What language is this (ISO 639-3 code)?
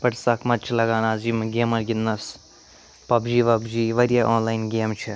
kas